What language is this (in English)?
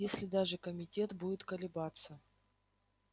Russian